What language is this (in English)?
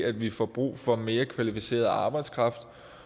Danish